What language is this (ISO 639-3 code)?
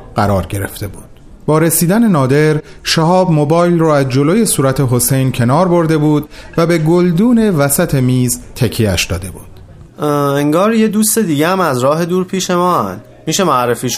fas